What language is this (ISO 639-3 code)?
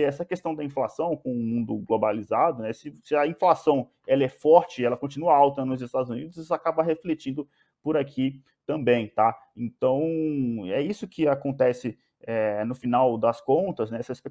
por